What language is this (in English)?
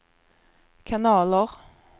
Swedish